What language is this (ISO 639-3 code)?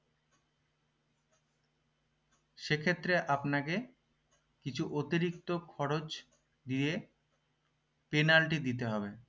ben